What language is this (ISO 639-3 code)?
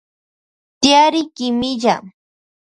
qvj